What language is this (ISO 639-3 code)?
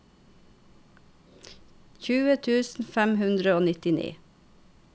nor